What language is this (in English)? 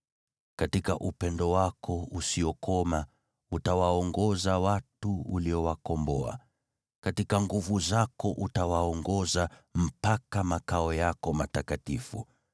Swahili